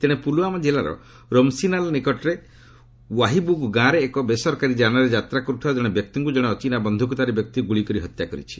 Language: Odia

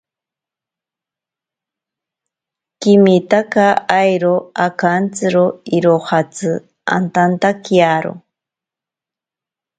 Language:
Ashéninka Perené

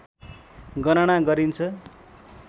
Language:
Nepali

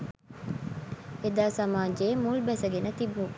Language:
Sinhala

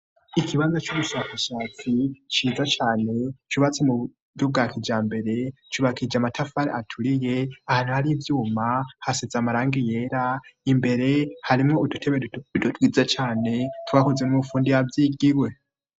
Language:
Rundi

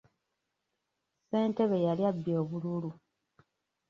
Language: Ganda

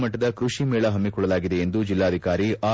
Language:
Kannada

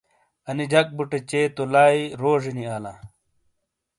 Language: Shina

